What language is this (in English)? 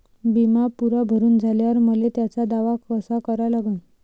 Marathi